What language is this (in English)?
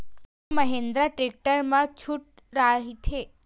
Chhattisgarhi